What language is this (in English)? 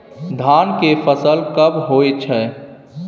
Maithili